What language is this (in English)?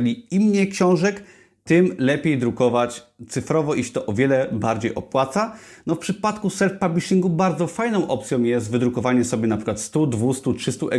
Polish